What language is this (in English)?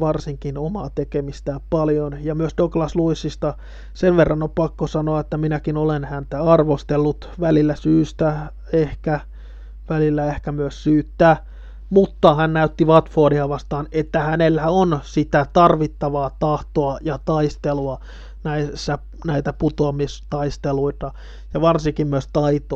Finnish